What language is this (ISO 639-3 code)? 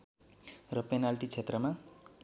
nep